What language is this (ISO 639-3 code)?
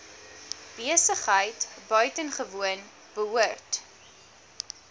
afr